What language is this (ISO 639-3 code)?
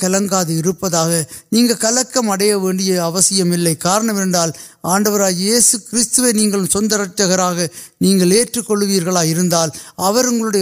urd